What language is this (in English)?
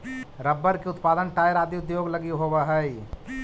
Magahi